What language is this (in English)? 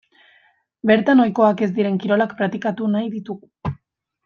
Basque